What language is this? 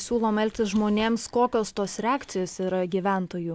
Lithuanian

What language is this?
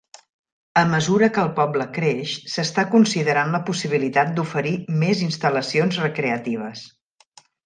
Catalan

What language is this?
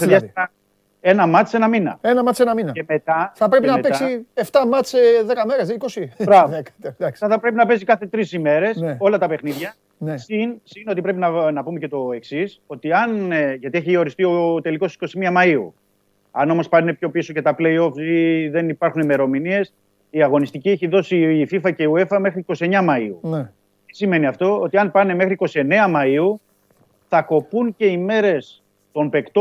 Greek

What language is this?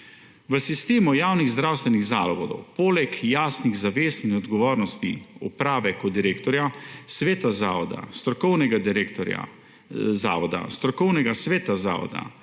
Slovenian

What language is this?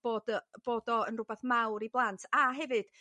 Welsh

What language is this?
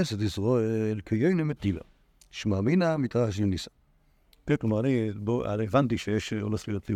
Hebrew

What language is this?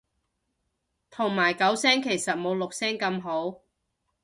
Cantonese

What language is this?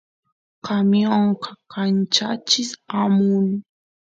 Santiago del Estero Quichua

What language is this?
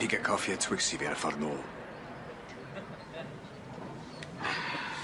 Welsh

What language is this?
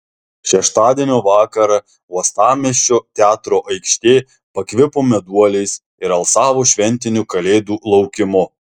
Lithuanian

